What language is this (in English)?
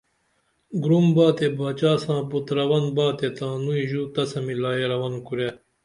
Dameli